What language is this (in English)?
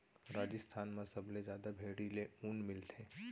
Chhattisgarhi